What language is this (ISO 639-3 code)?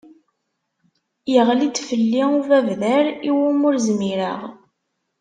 kab